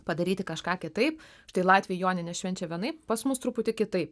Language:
Lithuanian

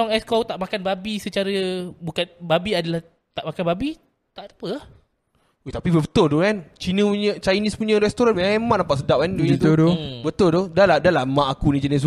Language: Malay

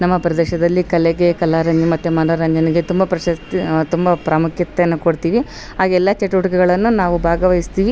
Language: Kannada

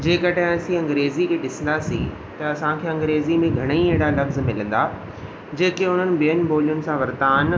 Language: Sindhi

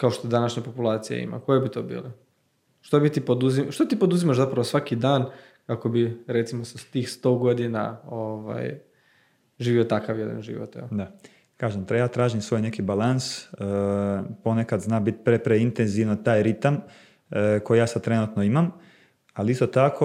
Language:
Croatian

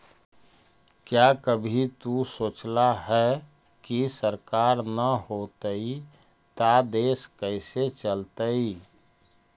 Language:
Magahi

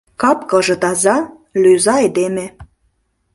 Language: Mari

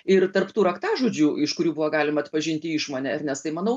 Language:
Lithuanian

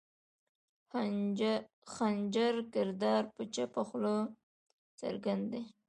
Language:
Pashto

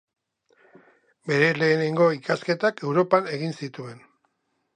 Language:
Basque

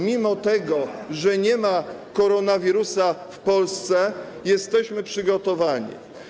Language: Polish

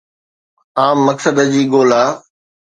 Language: Sindhi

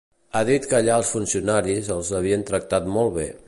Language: Catalan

